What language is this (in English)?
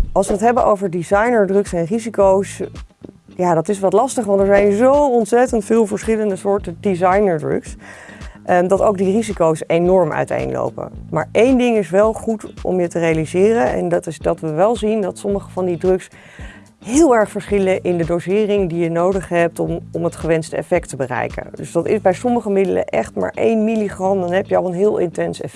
Dutch